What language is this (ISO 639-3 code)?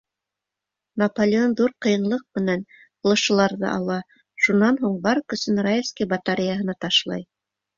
bak